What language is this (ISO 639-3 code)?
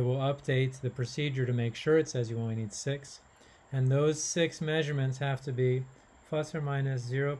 eng